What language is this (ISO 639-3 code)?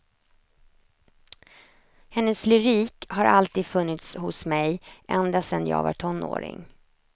swe